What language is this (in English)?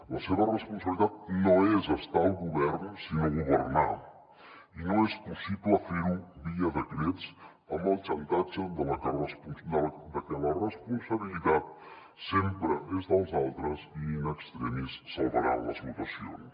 Catalan